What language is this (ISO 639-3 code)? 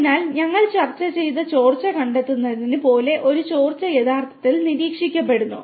mal